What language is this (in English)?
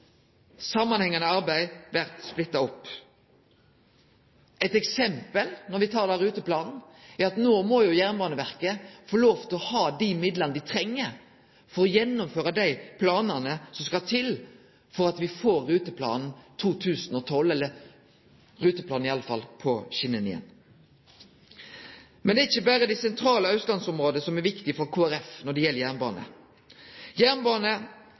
Norwegian Nynorsk